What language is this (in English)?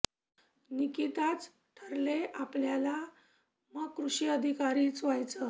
Marathi